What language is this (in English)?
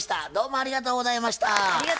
Japanese